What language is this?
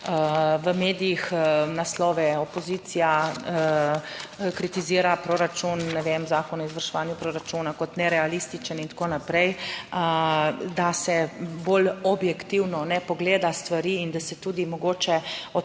Slovenian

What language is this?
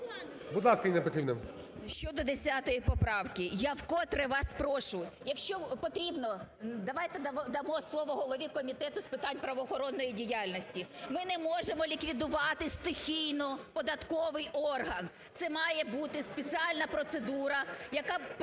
Ukrainian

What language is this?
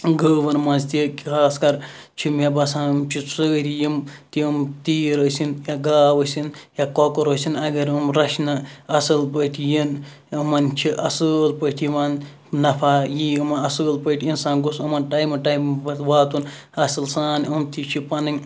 Kashmiri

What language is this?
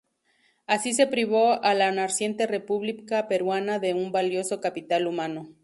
Spanish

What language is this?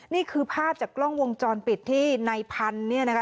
Thai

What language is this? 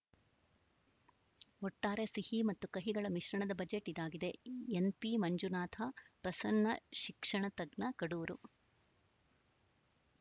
Kannada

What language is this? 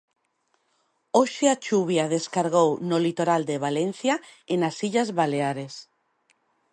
Galician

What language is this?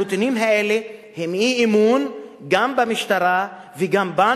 Hebrew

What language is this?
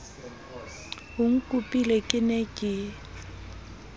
Southern Sotho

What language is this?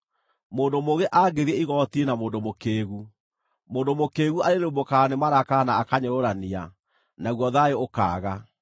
Kikuyu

